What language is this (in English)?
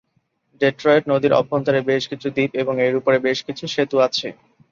Bangla